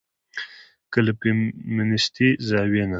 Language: Pashto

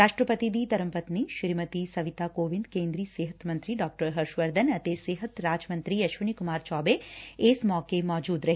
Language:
Punjabi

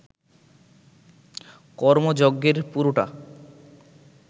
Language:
Bangla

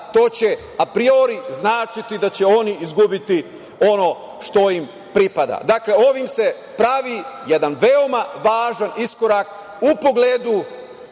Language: Serbian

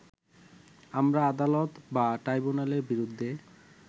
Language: Bangla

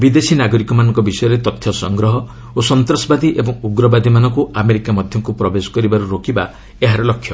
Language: Odia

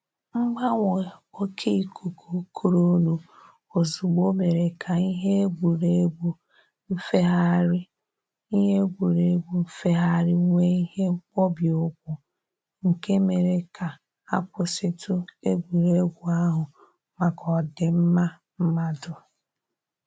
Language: Igbo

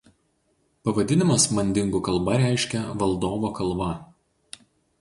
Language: Lithuanian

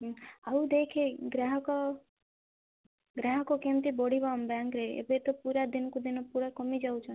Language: Odia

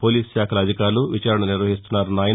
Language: Telugu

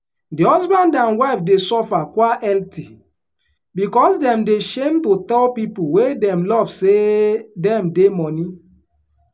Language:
Nigerian Pidgin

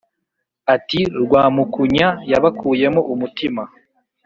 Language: Kinyarwanda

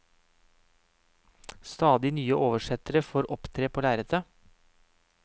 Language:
Norwegian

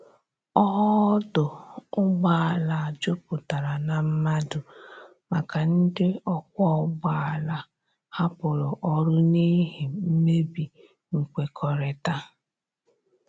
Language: Igbo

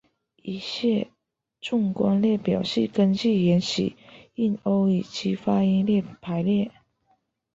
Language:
Chinese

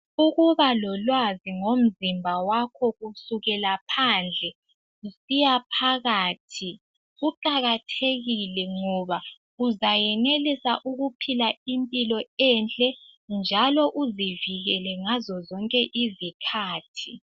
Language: North Ndebele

